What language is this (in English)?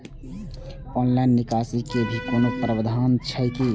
Maithili